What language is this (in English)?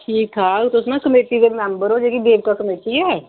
Dogri